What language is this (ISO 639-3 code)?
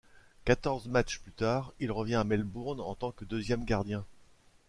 fra